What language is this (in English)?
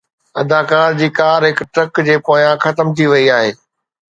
Sindhi